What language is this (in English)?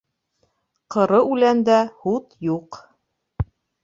Bashkir